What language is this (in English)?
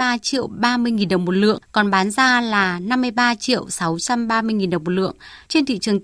Vietnamese